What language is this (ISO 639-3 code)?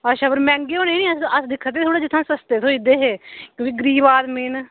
doi